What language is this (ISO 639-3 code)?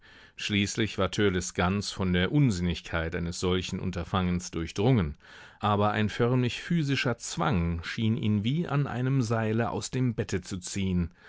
deu